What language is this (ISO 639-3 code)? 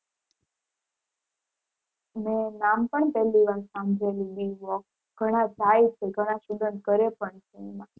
guj